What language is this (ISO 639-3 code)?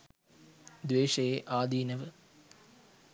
sin